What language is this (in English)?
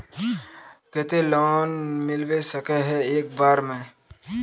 Magahi